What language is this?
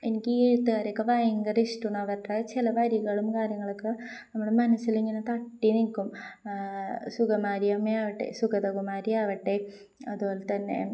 Malayalam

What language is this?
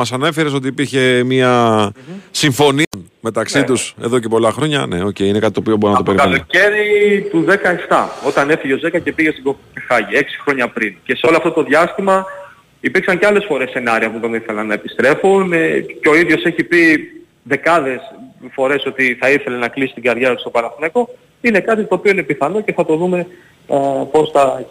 Greek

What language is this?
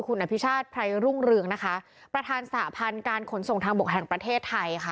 Thai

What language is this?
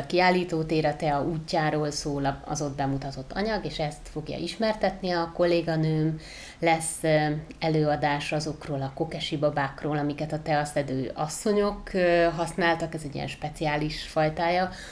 Hungarian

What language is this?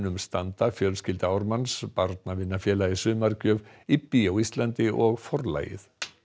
Icelandic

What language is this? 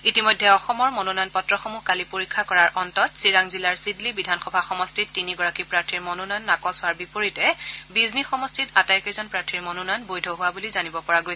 Assamese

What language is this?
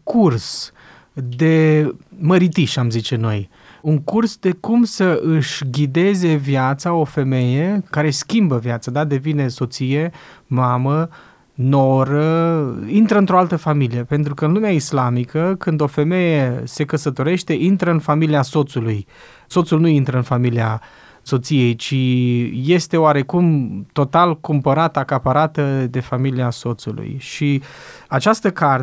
Romanian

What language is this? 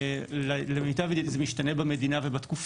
Hebrew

